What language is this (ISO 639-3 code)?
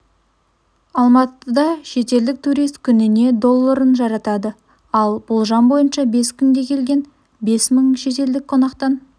kaz